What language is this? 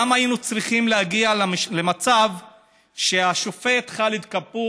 Hebrew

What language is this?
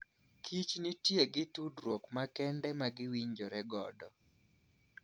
Luo (Kenya and Tanzania)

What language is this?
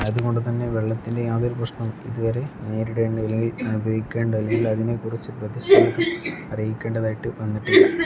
Malayalam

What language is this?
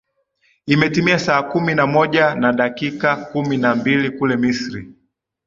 Swahili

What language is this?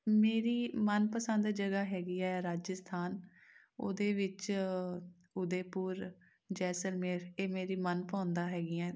Punjabi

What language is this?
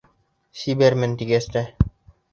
Bashkir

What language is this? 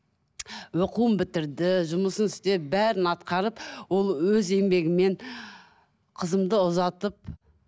Kazakh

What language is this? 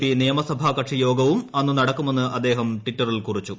Malayalam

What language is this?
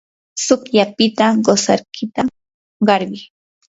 Yanahuanca Pasco Quechua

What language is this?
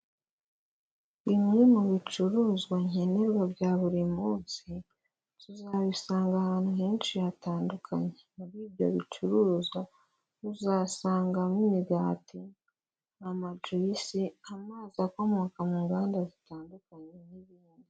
Kinyarwanda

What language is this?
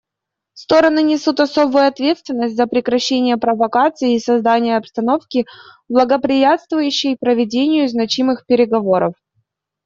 Russian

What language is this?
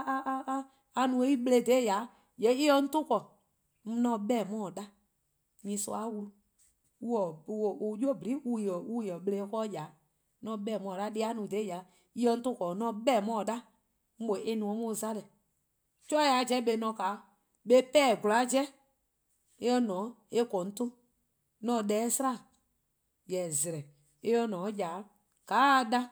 Eastern Krahn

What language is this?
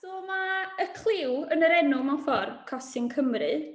Welsh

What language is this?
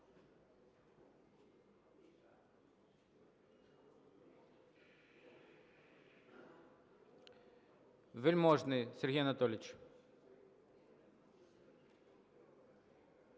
Ukrainian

